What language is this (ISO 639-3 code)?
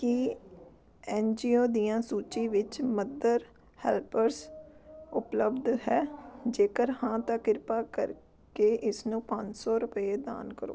pan